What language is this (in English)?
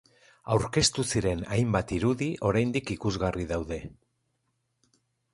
Basque